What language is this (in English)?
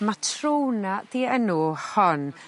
Welsh